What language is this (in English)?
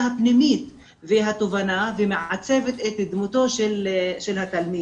Hebrew